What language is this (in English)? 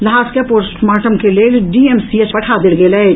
Maithili